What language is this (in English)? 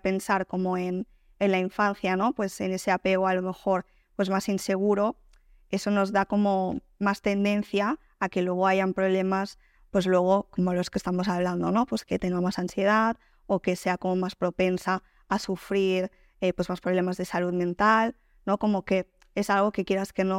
Spanish